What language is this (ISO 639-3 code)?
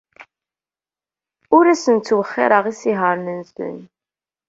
kab